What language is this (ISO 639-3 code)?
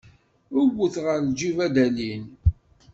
kab